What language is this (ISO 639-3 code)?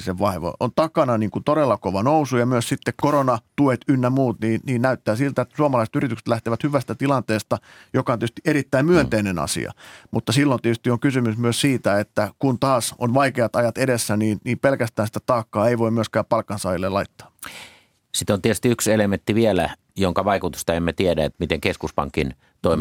fin